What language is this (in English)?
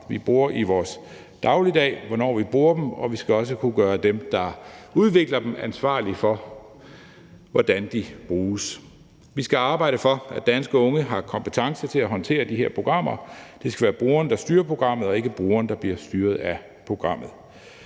Danish